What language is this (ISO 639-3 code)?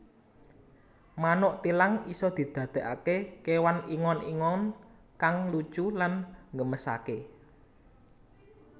jav